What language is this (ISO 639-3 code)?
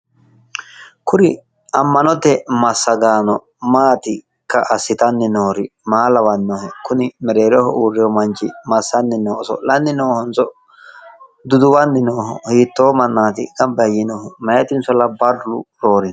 sid